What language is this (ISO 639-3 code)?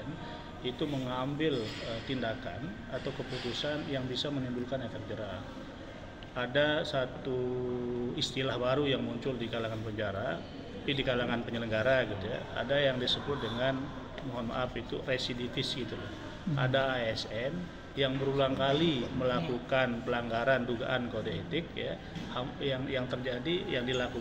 ind